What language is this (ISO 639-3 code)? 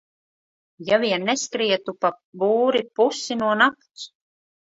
lav